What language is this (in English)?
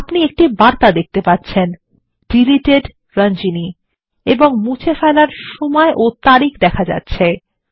Bangla